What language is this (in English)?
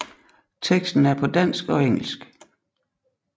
Danish